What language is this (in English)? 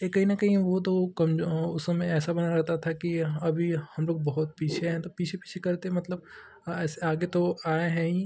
Hindi